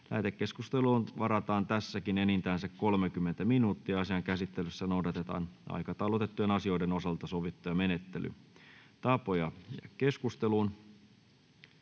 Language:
Finnish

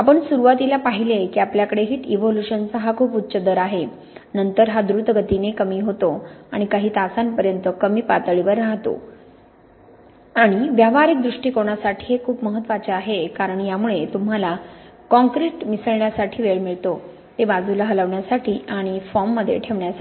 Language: Marathi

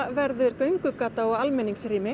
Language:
Icelandic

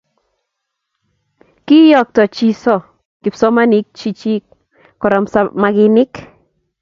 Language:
Kalenjin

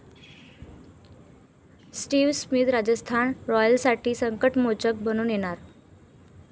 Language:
Marathi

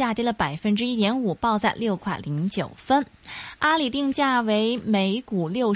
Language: Chinese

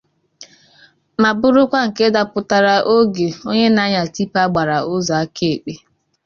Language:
Igbo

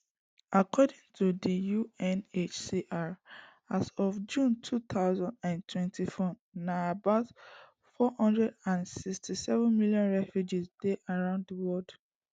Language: Nigerian Pidgin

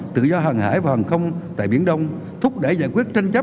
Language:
Vietnamese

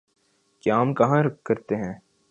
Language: Urdu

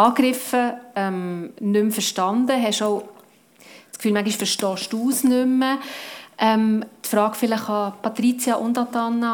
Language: German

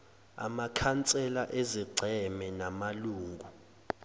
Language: Zulu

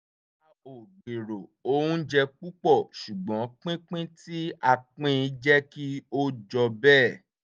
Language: Yoruba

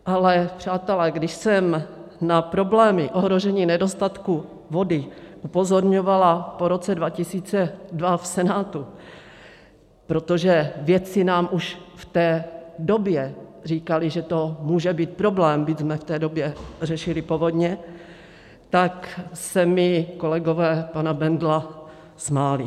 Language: Czech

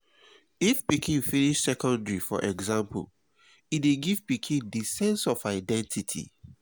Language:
Nigerian Pidgin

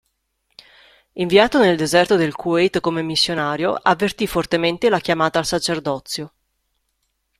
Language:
Italian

